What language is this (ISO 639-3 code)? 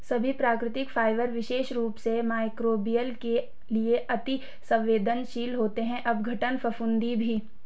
hin